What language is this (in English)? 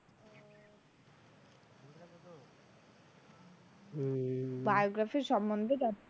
Bangla